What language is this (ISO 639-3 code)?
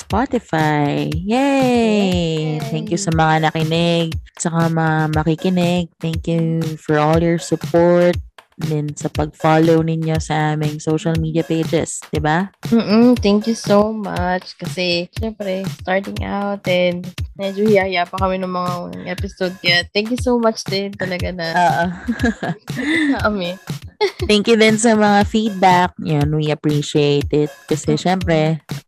fil